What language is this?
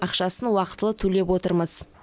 Kazakh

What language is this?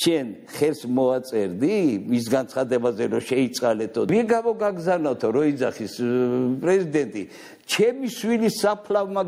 Romanian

